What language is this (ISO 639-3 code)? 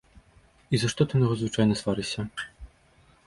bel